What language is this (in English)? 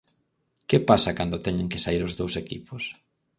Galician